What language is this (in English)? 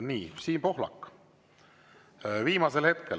Estonian